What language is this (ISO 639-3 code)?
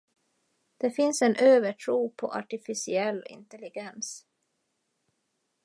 swe